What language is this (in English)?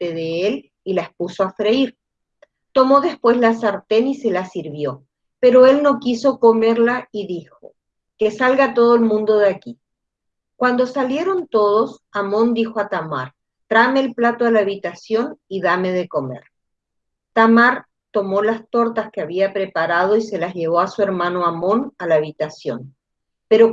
Spanish